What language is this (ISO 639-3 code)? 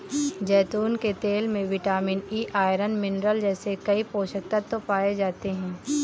hin